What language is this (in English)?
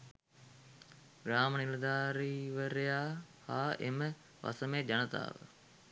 Sinhala